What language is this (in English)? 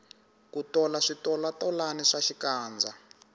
Tsonga